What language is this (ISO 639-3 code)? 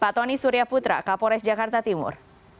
ind